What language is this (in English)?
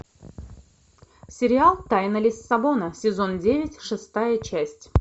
Russian